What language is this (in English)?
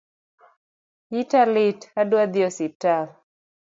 Luo (Kenya and Tanzania)